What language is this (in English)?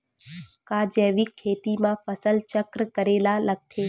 Chhattisgarhi